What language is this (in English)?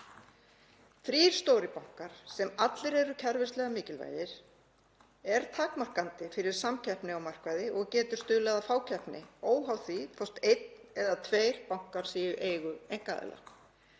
Icelandic